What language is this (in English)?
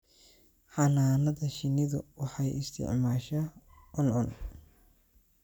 Somali